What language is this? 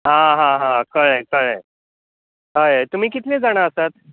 Konkani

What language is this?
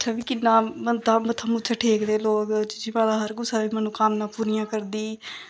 Dogri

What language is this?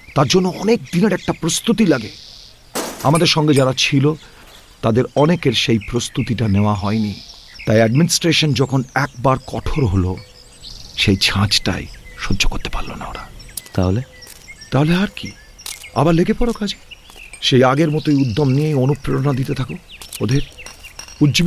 Bangla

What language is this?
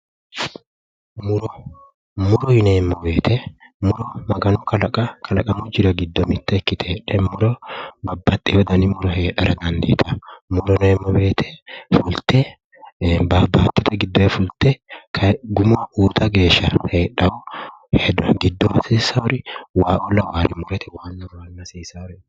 Sidamo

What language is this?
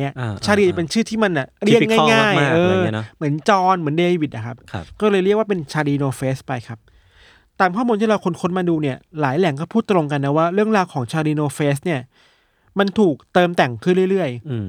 Thai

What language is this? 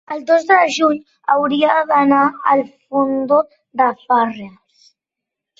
Catalan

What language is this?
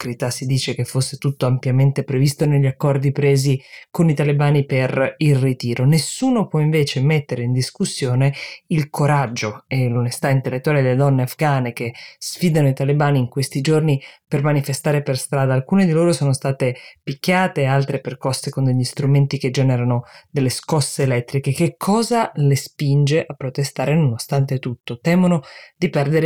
Italian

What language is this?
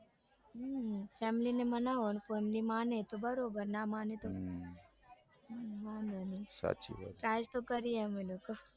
Gujarati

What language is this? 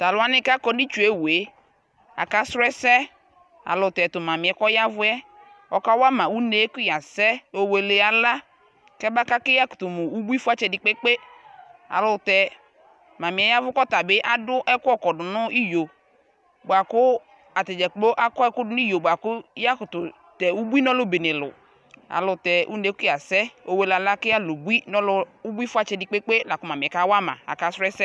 Ikposo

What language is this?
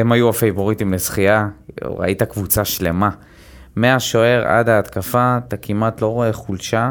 Hebrew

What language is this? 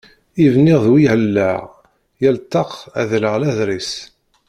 Kabyle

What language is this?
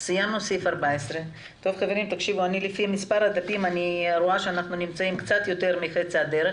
Hebrew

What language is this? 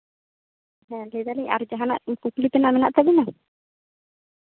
Santali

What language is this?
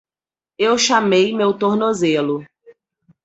Portuguese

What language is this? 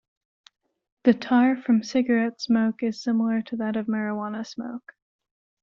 English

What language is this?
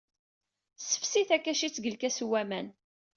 Kabyle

